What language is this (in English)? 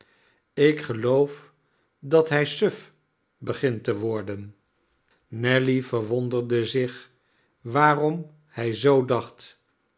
Dutch